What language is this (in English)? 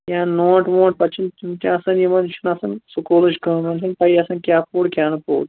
Kashmiri